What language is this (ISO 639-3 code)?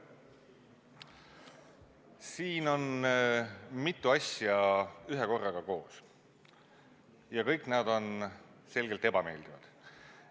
est